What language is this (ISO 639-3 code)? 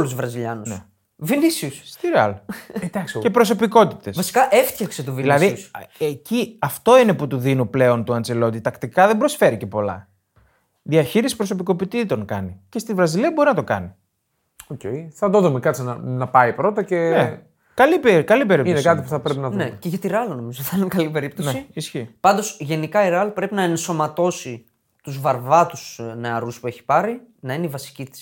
ell